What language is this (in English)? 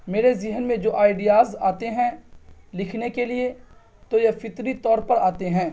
Urdu